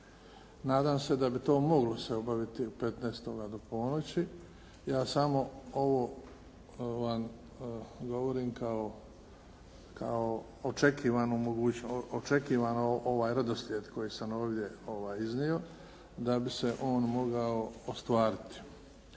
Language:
Croatian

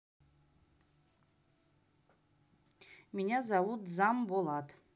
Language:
Russian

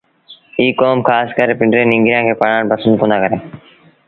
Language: Sindhi Bhil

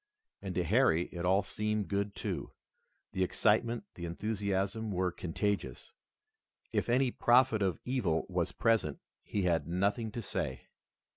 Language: English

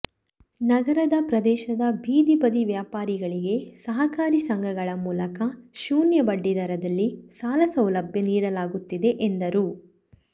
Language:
Kannada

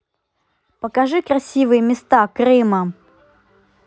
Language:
Russian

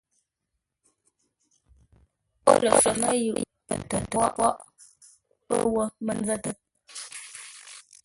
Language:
Ngombale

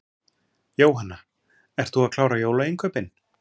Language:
Icelandic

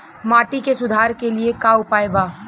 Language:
Bhojpuri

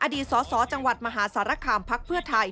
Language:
Thai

